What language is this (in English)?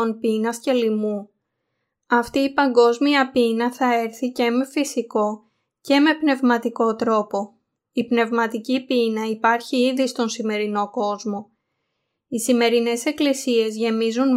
Greek